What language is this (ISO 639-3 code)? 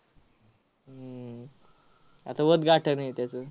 mar